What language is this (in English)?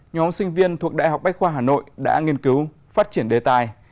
Vietnamese